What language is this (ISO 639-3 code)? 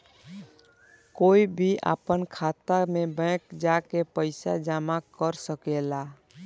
bho